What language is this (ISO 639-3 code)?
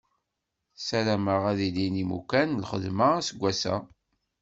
kab